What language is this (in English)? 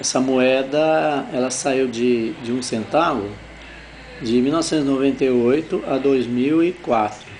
Portuguese